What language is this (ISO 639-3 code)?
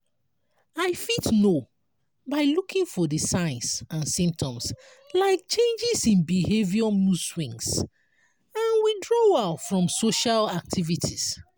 pcm